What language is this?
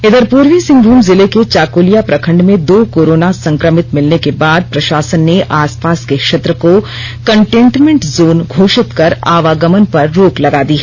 Hindi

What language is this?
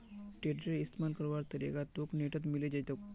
Magahi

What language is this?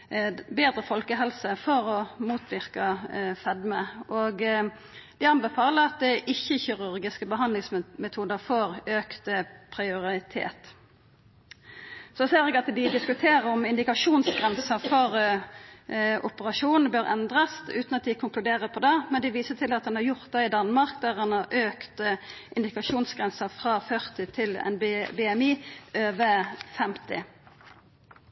Norwegian Nynorsk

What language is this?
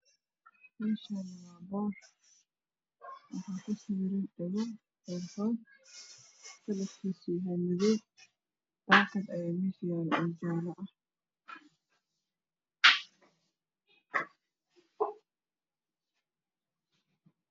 Somali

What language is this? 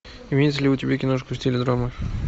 Russian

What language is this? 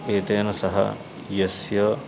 Sanskrit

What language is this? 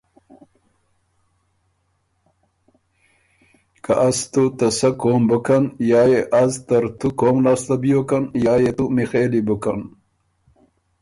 Ormuri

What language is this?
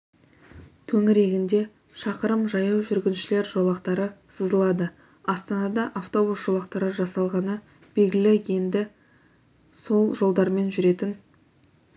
Kazakh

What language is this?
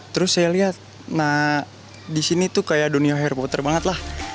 Indonesian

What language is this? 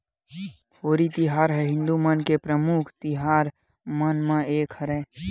Chhattisgarhi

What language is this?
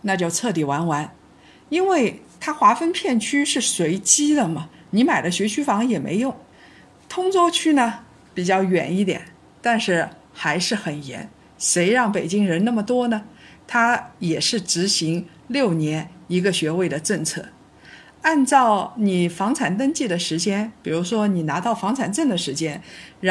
Chinese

